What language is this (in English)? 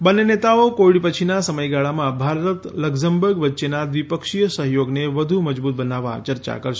Gujarati